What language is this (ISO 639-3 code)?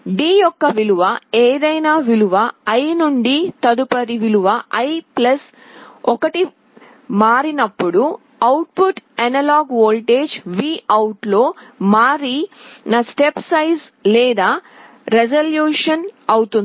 tel